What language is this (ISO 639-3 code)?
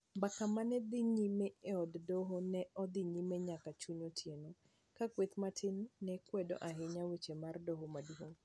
luo